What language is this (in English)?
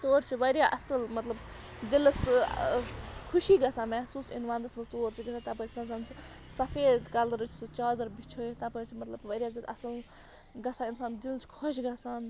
Kashmiri